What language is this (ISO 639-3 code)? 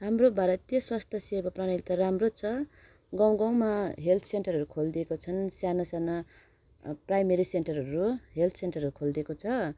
nep